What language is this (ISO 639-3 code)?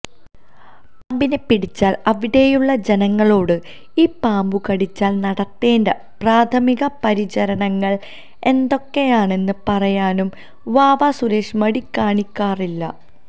mal